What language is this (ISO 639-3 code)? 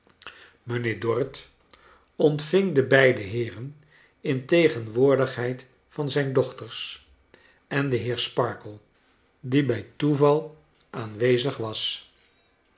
nld